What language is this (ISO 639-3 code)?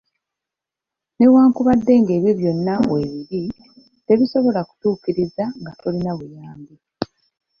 lug